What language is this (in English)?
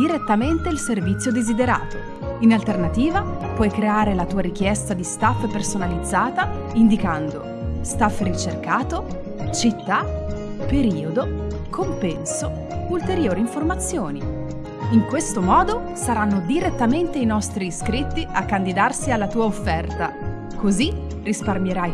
Italian